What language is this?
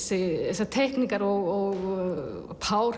Icelandic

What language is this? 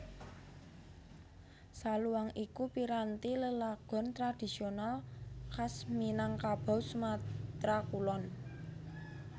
Javanese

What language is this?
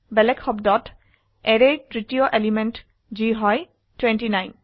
Assamese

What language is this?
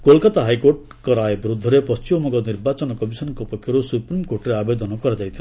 Odia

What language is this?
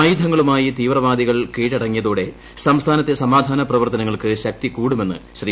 Malayalam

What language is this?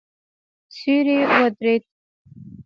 Pashto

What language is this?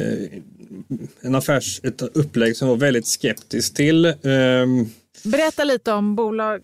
Swedish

